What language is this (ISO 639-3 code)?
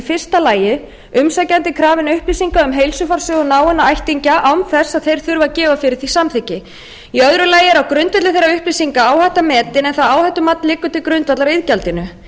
isl